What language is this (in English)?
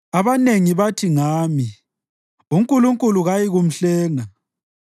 North Ndebele